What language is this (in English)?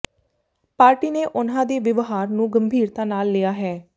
Punjabi